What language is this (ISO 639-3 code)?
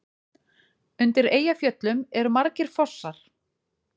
isl